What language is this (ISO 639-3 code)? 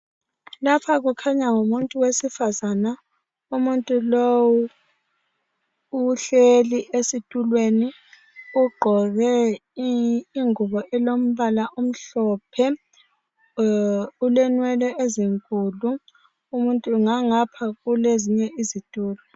nde